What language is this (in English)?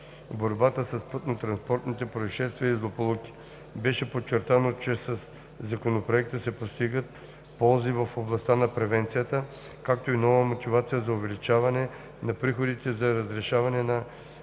Bulgarian